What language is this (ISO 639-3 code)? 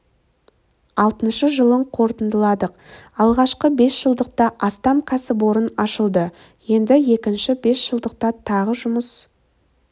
kaz